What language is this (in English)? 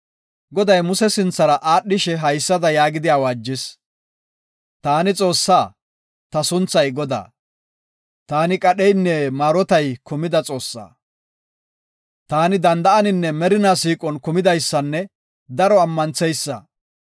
Gofa